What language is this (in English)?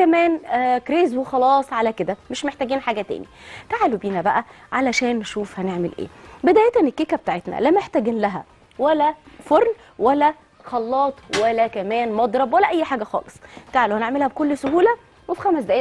Arabic